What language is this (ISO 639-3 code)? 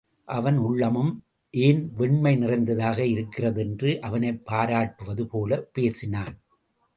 tam